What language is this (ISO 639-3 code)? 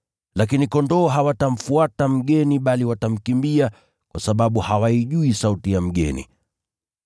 swa